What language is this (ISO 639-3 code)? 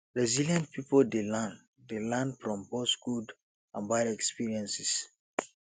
pcm